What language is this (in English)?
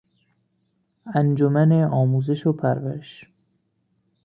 Persian